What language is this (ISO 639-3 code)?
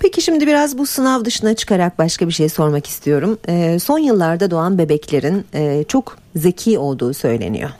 tur